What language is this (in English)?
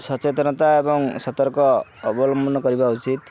Odia